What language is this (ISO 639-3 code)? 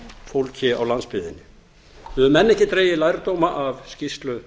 isl